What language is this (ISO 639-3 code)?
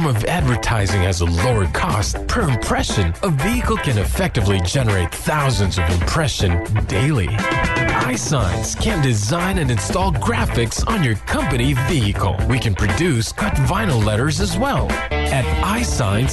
fil